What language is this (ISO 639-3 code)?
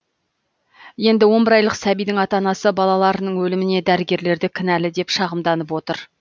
kaz